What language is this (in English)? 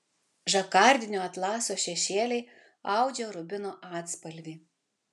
Lithuanian